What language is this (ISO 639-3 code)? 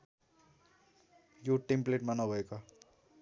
nep